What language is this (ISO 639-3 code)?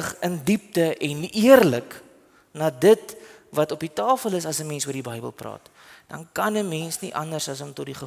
nld